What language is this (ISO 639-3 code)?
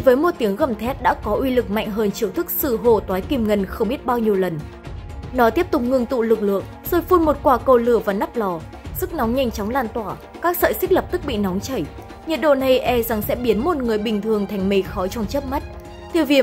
vie